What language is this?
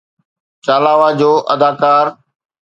Sindhi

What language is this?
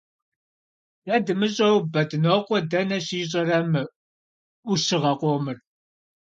Kabardian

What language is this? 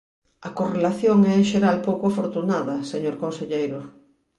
Galician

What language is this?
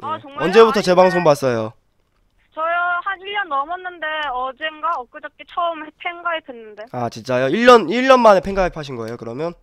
Korean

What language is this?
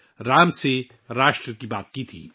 Urdu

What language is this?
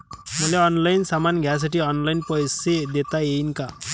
Marathi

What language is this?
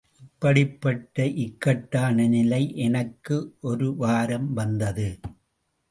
Tamil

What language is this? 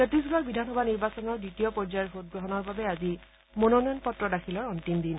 Assamese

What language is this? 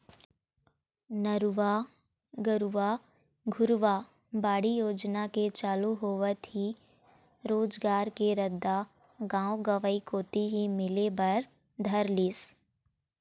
Chhattisgarhi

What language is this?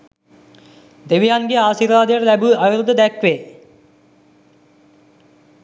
Sinhala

